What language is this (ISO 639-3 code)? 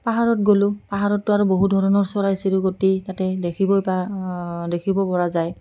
asm